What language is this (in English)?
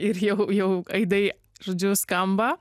Lithuanian